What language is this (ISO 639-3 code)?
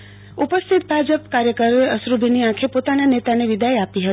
guj